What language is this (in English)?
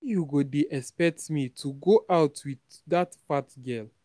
Nigerian Pidgin